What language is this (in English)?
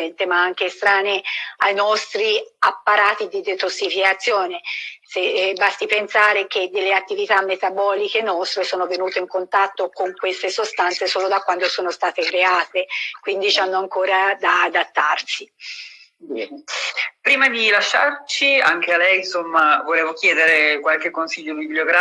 Italian